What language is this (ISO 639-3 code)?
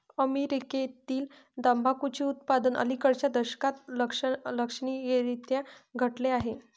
mar